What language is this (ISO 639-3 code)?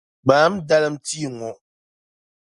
dag